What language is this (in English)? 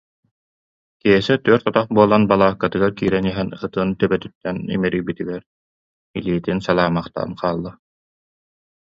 Yakut